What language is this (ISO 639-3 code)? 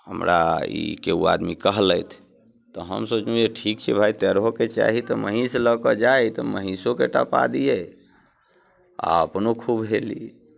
mai